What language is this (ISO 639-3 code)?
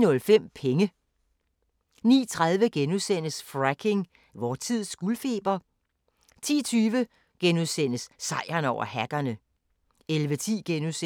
dan